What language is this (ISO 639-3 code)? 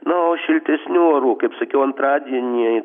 lit